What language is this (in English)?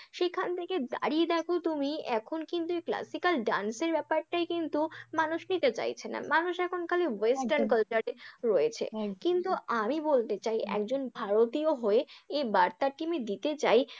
Bangla